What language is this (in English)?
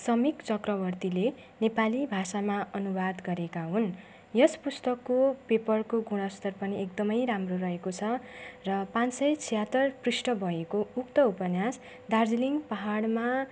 Nepali